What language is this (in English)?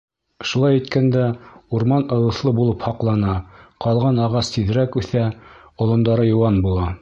Bashkir